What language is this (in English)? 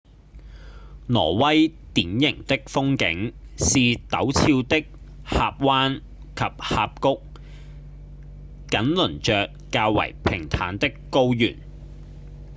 Cantonese